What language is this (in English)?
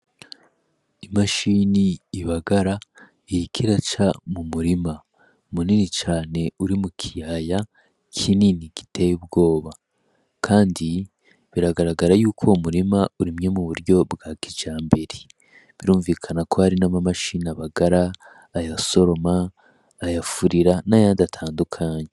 Rundi